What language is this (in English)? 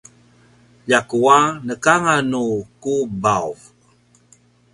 Paiwan